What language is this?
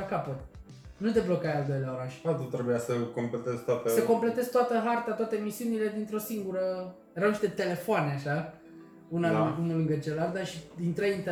Romanian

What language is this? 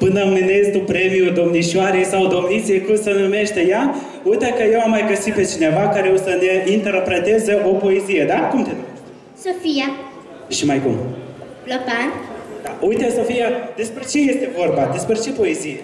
Romanian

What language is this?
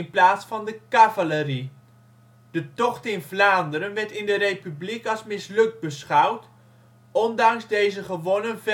Dutch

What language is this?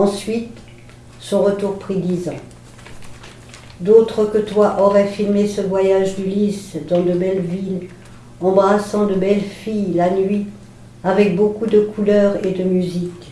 French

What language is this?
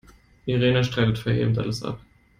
German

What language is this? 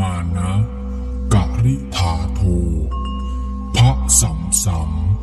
Thai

